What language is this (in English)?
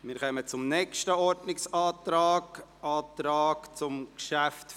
Swiss German